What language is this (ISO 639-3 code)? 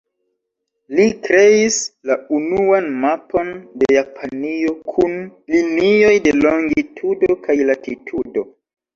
epo